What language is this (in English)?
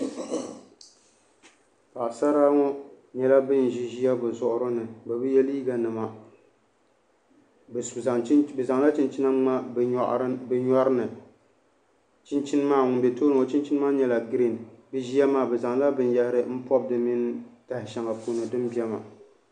Dagbani